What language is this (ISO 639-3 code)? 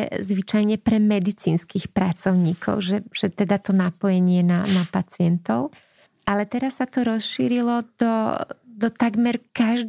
slk